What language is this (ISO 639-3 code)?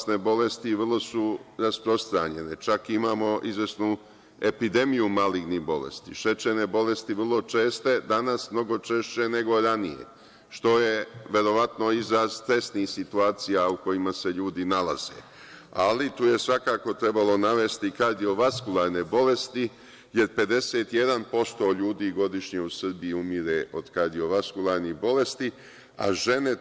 srp